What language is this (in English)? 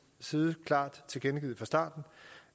Danish